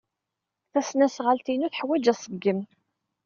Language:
Kabyle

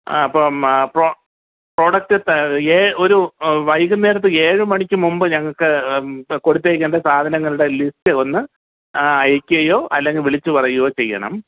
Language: Malayalam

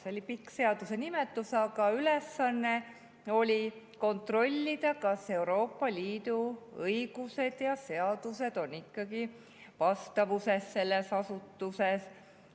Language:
Estonian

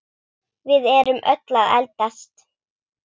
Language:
Icelandic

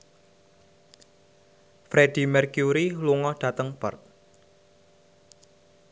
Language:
Javanese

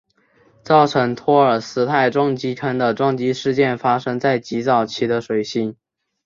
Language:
Chinese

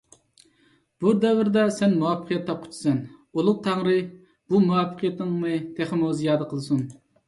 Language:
Uyghur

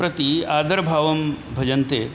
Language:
Sanskrit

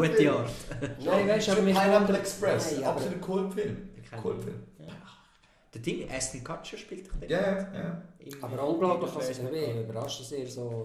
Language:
German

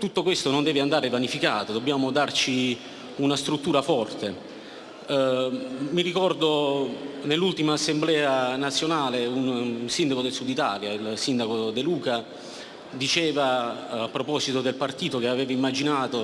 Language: Italian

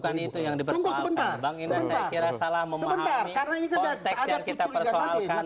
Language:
Indonesian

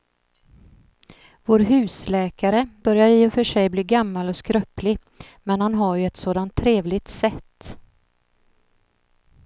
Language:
Swedish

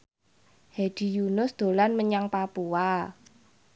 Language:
Javanese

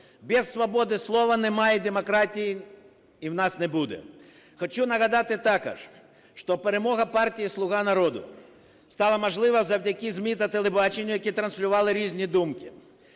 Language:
Ukrainian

